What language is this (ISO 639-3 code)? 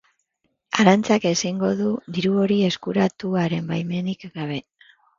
eus